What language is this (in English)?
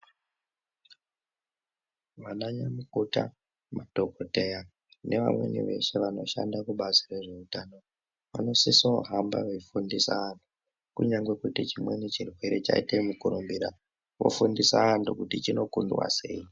Ndau